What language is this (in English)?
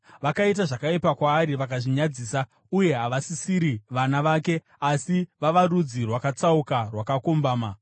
Shona